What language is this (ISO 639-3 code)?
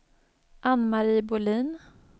swe